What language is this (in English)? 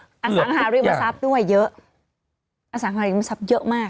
Thai